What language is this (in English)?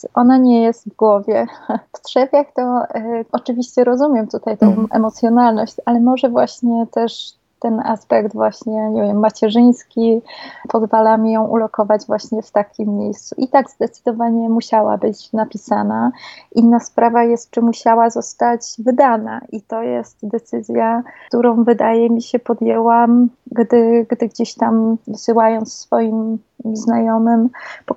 Polish